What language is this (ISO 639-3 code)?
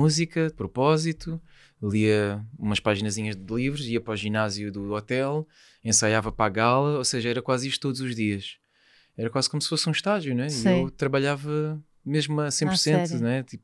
por